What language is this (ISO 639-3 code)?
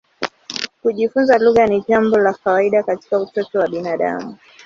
swa